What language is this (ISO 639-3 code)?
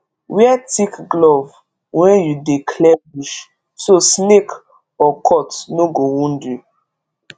pcm